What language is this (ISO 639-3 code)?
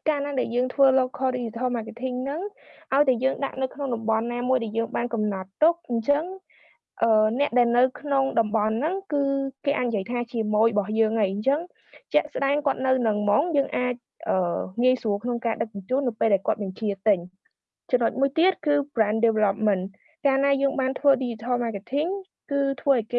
vie